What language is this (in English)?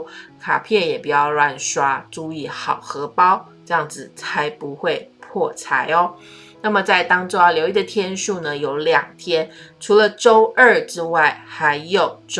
Chinese